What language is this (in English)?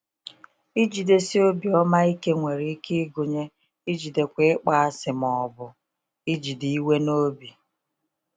Igbo